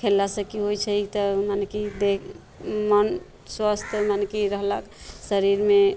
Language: Maithili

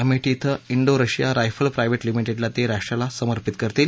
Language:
Marathi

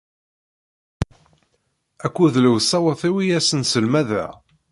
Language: Kabyle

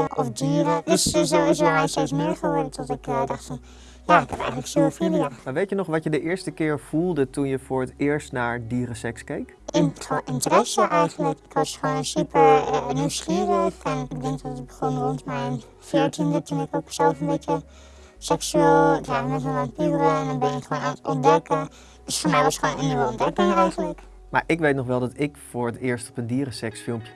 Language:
Dutch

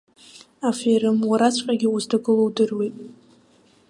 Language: Abkhazian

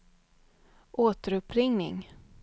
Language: Swedish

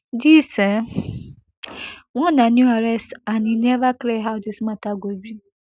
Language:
Nigerian Pidgin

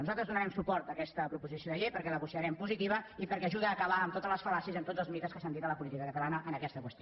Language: Catalan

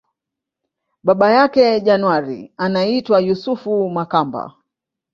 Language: Swahili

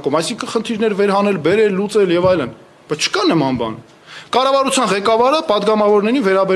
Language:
Romanian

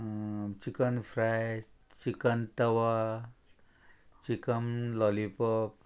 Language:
Konkani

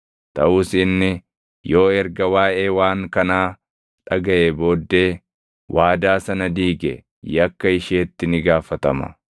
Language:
Oromo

